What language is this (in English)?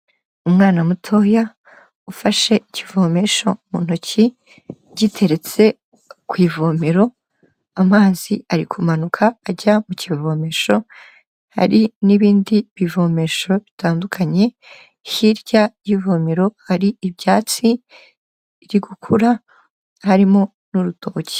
Kinyarwanda